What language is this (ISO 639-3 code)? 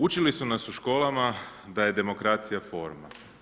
hrv